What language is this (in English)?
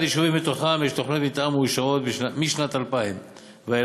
Hebrew